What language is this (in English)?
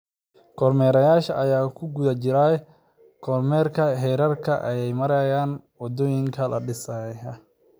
Somali